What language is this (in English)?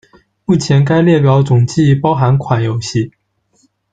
Chinese